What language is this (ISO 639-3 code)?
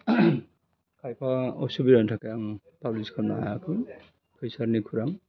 brx